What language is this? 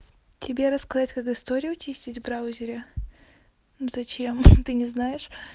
Russian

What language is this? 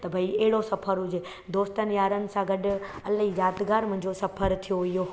Sindhi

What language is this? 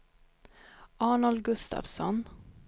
Swedish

